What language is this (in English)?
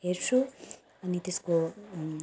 Nepali